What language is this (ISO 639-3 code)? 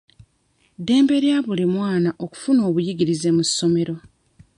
lug